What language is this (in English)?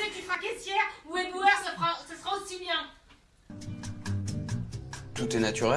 French